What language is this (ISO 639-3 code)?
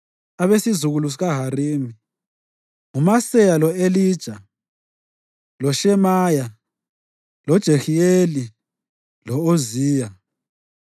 nde